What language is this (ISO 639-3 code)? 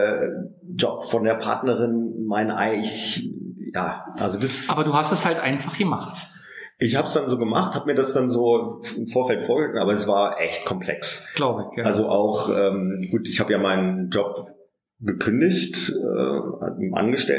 deu